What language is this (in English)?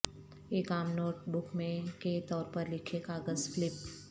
Urdu